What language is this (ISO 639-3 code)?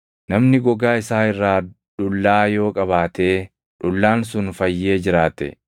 orm